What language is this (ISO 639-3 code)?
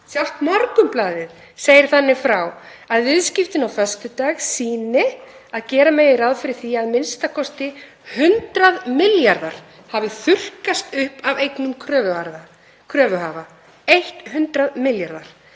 isl